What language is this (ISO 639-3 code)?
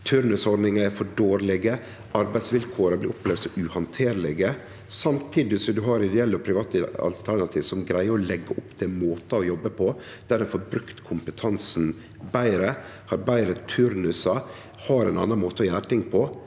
nor